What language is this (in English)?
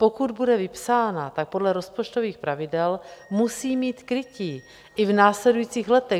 Czech